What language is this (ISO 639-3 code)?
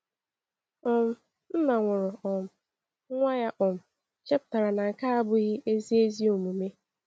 ibo